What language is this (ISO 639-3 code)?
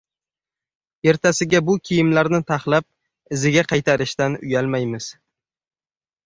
uzb